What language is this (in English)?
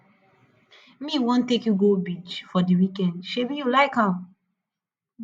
Nigerian Pidgin